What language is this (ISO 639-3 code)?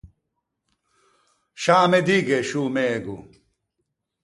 lij